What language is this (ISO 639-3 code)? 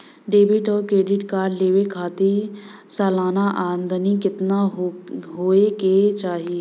bho